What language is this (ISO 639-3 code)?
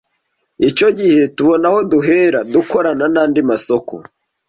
kin